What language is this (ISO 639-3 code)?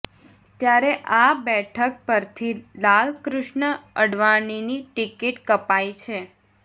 guj